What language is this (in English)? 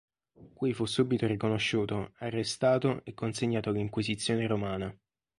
Italian